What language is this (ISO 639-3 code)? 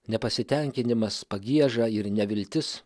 lit